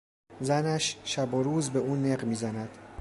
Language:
Persian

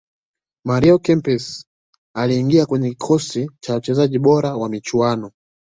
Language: Swahili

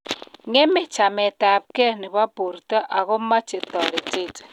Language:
Kalenjin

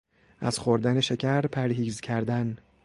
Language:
Persian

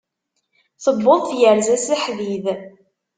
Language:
Kabyle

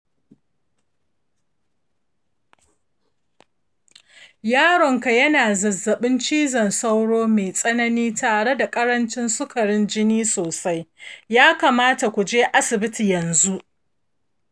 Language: Hausa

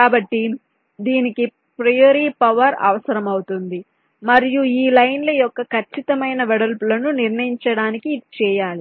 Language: Telugu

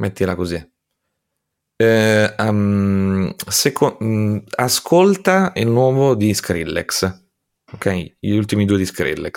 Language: Italian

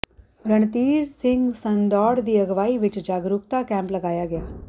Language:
Punjabi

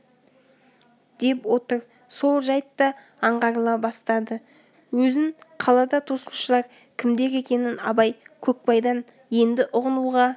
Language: Kazakh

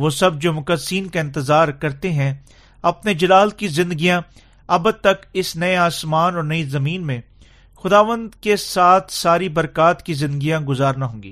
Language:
Urdu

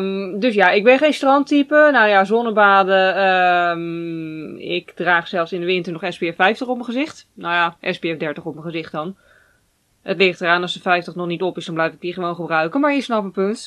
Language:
Dutch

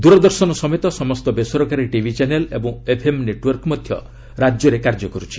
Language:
Odia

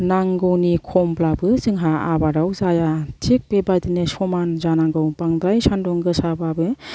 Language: Bodo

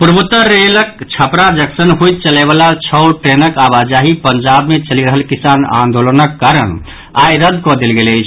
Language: Maithili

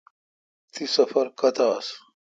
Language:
Kalkoti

